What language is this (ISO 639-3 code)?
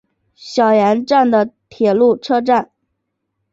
zho